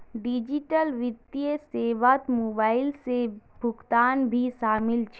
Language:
Magahi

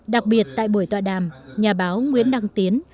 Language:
Vietnamese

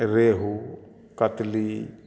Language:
Maithili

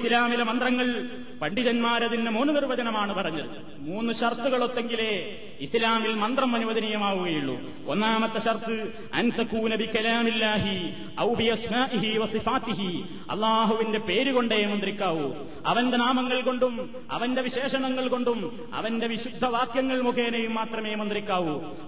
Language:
Malayalam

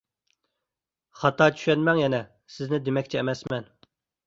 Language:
Uyghur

